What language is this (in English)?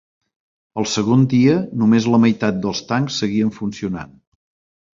Catalan